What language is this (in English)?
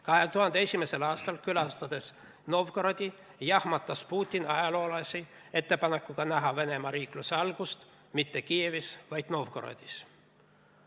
Estonian